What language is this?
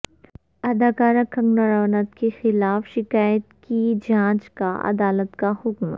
Urdu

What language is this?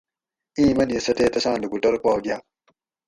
Gawri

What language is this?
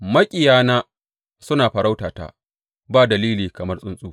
Hausa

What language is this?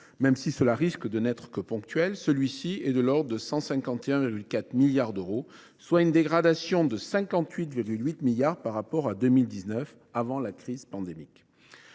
French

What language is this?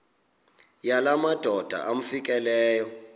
Xhosa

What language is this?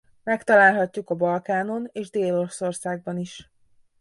Hungarian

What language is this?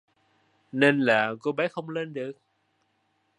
Vietnamese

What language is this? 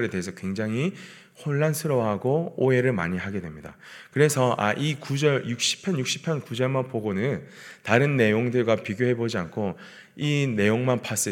Korean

